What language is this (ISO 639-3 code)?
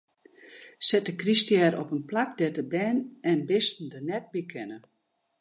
fry